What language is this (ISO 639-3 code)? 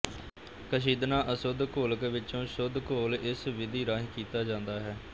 pan